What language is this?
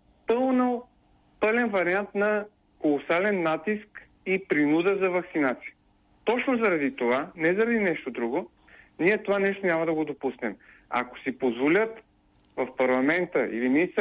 Bulgarian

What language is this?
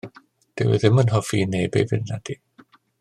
Welsh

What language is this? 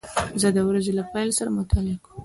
Pashto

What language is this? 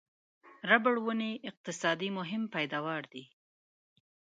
Pashto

